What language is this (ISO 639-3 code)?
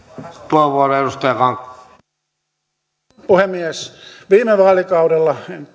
fin